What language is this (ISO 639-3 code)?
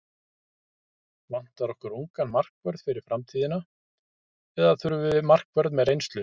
isl